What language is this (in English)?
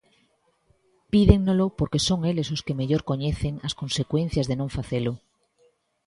Galician